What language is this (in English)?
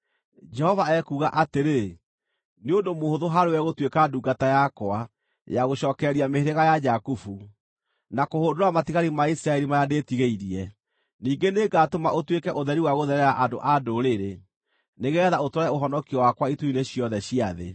Kikuyu